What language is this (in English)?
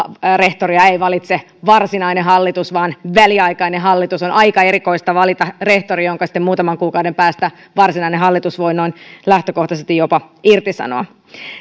Finnish